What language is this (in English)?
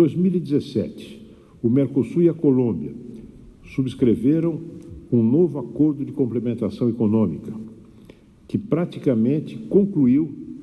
Portuguese